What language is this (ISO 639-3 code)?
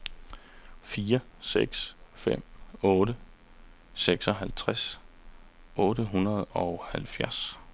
dan